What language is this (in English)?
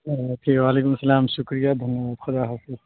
Urdu